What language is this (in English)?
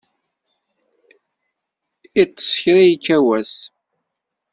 Kabyle